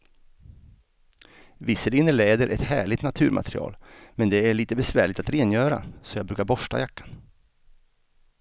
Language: Swedish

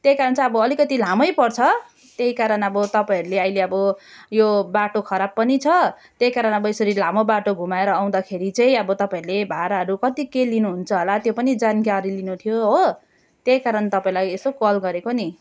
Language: Nepali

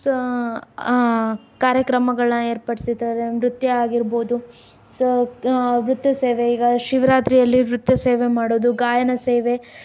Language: Kannada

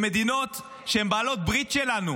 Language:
Hebrew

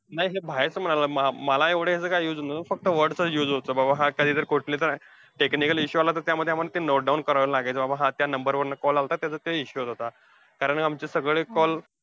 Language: Marathi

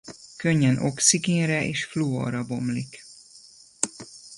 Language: Hungarian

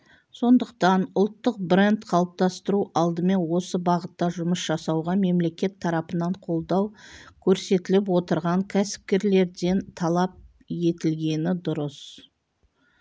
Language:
Kazakh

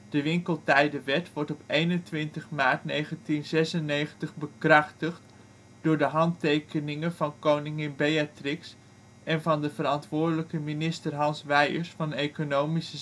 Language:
Dutch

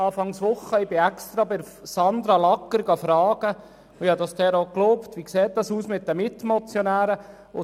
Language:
Swiss German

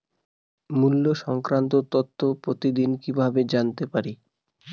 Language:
Bangla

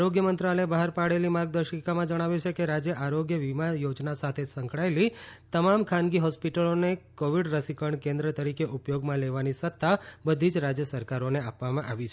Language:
Gujarati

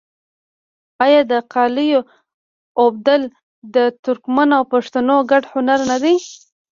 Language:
Pashto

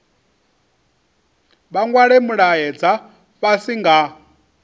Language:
Venda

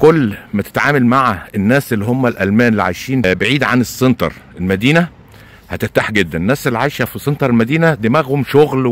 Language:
Arabic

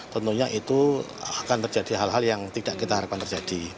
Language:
Indonesian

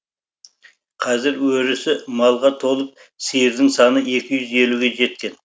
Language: Kazakh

